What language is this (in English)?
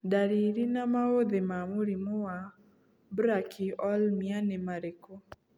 Kikuyu